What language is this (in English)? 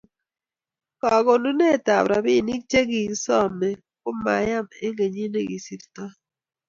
Kalenjin